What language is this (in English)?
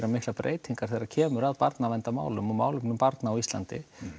Icelandic